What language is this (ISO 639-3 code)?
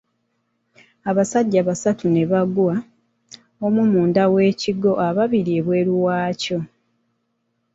lug